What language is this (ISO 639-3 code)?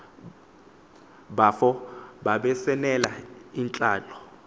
xho